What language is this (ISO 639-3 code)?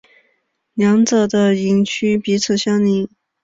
zho